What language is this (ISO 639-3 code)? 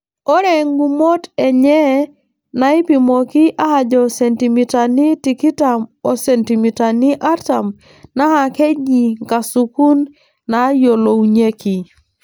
mas